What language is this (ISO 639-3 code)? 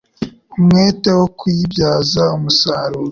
kin